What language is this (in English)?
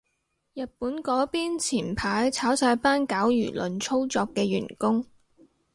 Cantonese